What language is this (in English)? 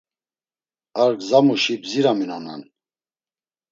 Laz